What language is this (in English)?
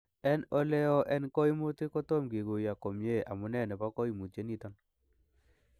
Kalenjin